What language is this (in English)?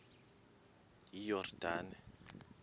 Xhosa